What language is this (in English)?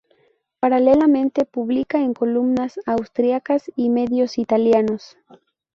Spanish